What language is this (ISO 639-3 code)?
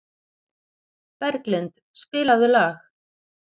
isl